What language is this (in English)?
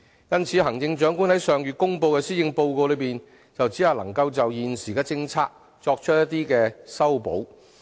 Cantonese